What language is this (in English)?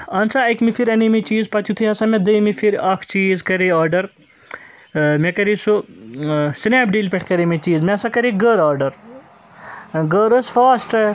Kashmiri